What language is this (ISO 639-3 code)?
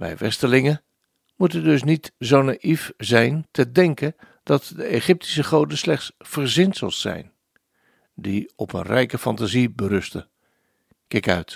nld